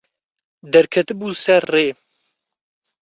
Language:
Kurdish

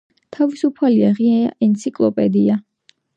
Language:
Georgian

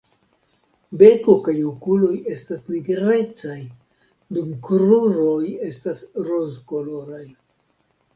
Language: Esperanto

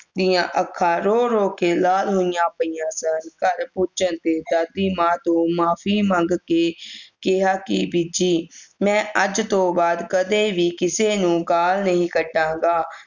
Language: Punjabi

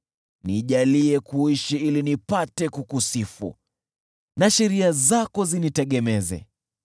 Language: Swahili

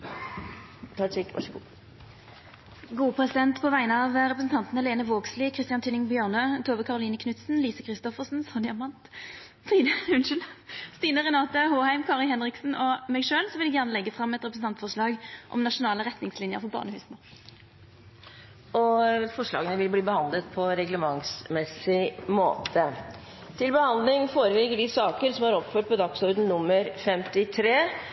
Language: Norwegian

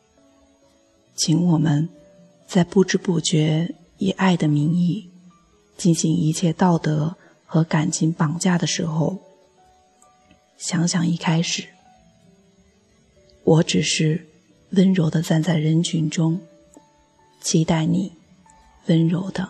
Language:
Chinese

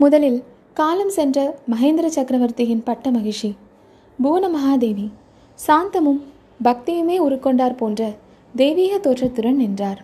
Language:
Tamil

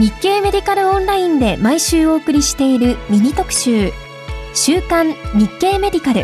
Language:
Japanese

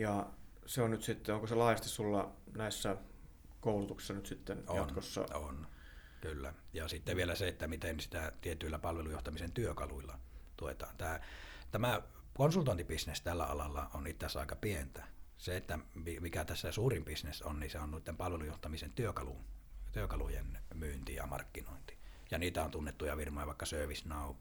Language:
Finnish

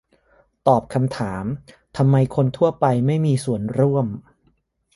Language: Thai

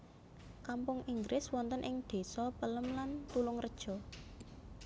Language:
Javanese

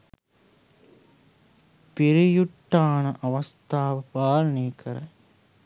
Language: Sinhala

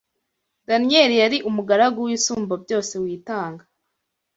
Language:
Kinyarwanda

